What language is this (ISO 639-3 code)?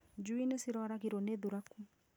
kik